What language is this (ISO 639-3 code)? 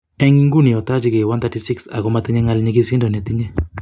kln